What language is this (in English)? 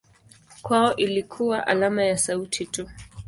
Swahili